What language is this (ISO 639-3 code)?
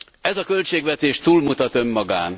hun